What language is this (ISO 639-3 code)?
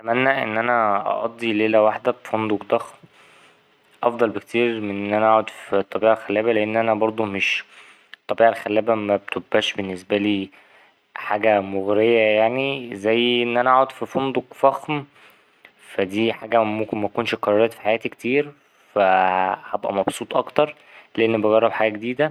arz